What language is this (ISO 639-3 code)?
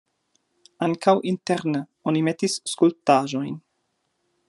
epo